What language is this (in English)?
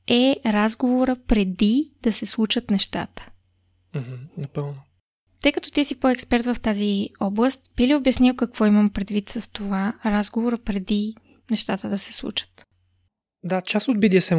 Bulgarian